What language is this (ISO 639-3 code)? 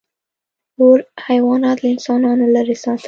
pus